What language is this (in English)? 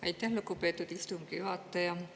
Estonian